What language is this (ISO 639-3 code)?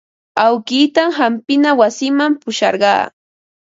qva